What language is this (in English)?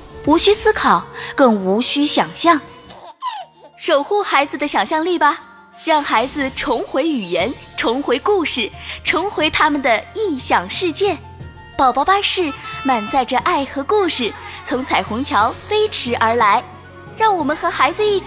Chinese